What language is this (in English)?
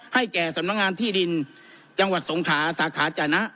Thai